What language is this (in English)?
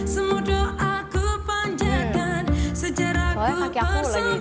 Indonesian